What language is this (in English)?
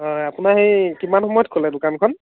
Assamese